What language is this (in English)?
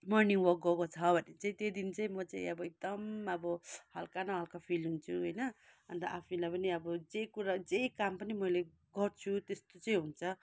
Nepali